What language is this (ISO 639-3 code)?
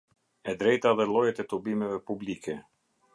sqi